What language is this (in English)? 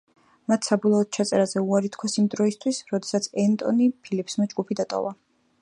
Georgian